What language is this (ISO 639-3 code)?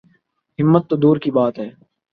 urd